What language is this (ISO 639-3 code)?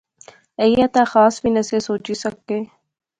phr